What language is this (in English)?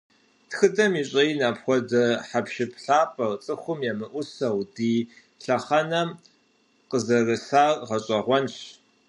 Kabardian